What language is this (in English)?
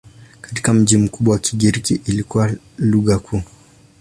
Swahili